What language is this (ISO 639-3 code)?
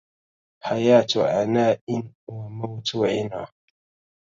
ara